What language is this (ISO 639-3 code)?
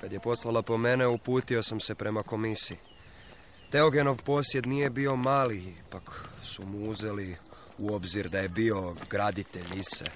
hrv